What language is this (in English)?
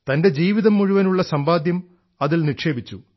Malayalam